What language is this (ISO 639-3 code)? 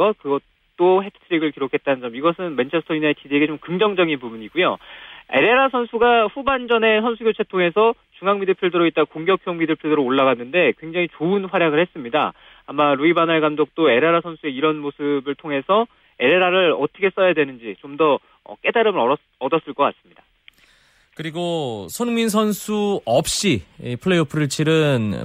kor